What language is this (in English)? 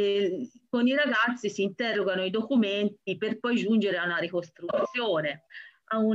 Italian